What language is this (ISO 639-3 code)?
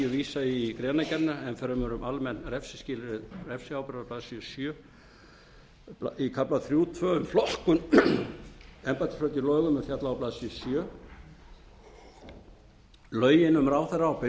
isl